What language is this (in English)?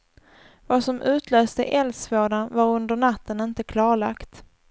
Swedish